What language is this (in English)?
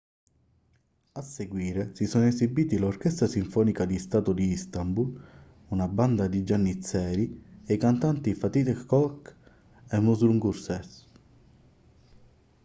Italian